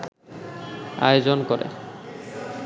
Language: Bangla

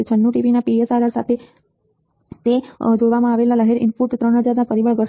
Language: Gujarati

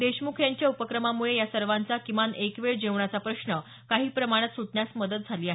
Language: Marathi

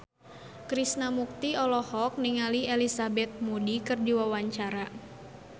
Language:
Sundanese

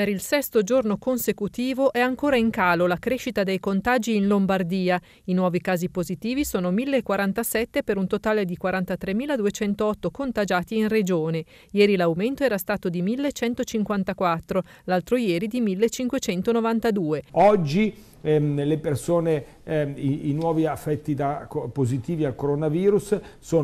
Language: Italian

